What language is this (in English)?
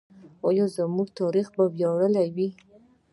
Pashto